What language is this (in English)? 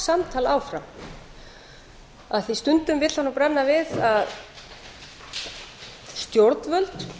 Icelandic